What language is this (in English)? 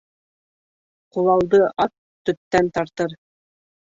Bashkir